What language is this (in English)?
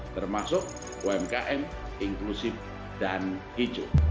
Indonesian